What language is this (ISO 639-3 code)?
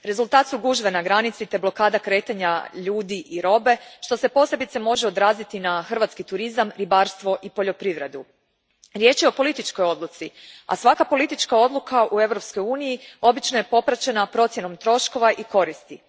hrv